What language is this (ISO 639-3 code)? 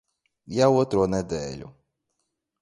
lav